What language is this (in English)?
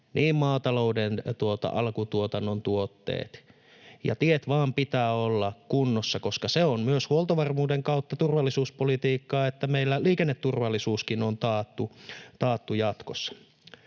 Finnish